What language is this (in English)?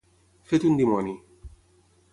Catalan